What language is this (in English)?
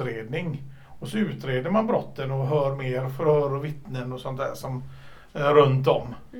Swedish